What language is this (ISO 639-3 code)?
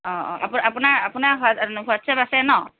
asm